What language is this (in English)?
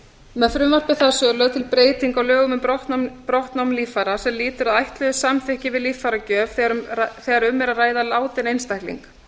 Icelandic